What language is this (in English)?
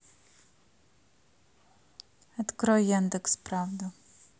Russian